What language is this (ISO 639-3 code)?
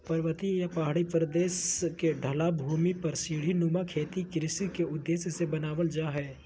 mag